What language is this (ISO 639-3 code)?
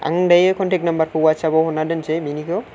brx